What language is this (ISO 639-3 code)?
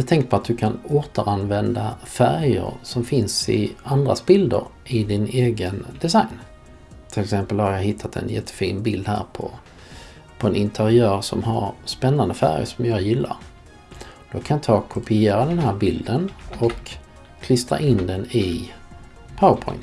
swe